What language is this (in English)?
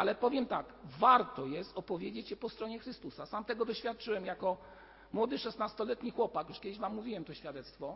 Polish